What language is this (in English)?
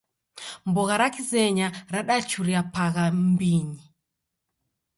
Taita